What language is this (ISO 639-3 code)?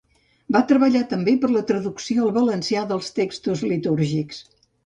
cat